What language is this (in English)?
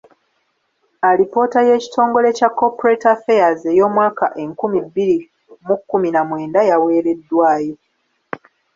Ganda